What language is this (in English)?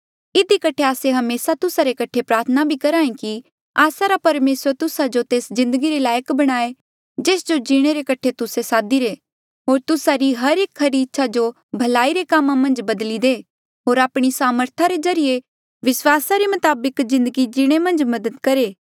Mandeali